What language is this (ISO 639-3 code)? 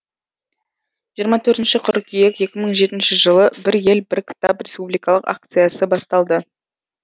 kaz